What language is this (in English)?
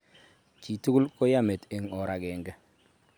Kalenjin